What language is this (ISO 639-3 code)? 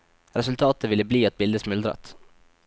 nor